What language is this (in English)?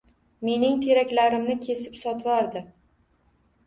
Uzbek